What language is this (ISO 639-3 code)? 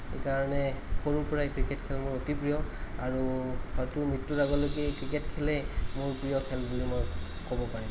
asm